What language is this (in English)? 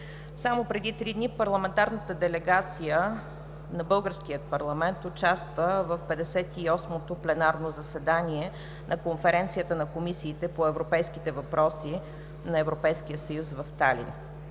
Bulgarian